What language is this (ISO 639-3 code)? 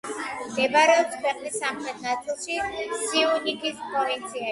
kat